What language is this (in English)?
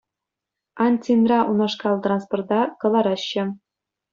Chuvash